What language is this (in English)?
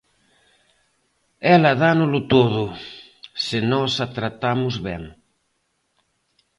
Galician